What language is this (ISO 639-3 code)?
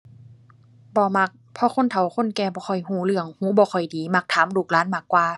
tha